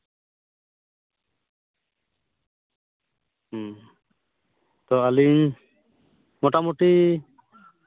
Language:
Santali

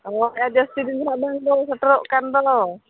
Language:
Santali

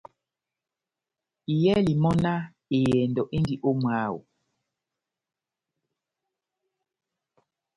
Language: Batanga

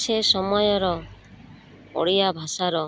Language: Odia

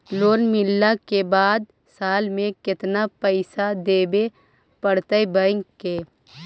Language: Magahi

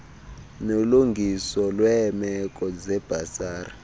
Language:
Xhosa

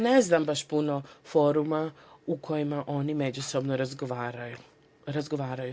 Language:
Serbian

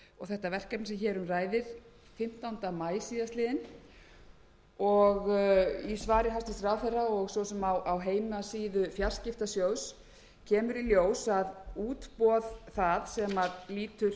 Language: Icelandic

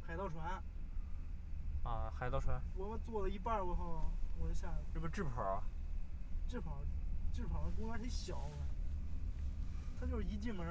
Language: Chinese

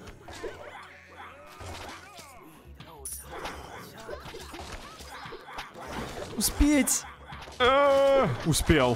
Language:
Russian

